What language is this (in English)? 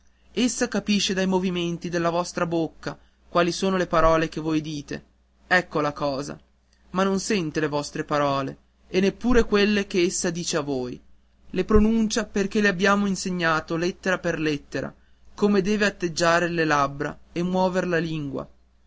Italian